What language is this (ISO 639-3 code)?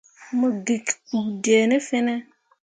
mua